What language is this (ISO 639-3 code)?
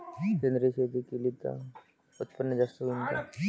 mar